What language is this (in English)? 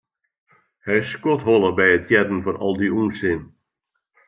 Western Frisian